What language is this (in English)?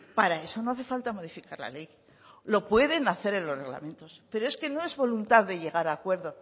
Spanish